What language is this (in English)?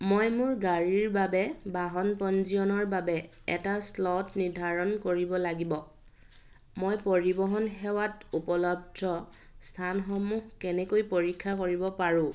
Assamese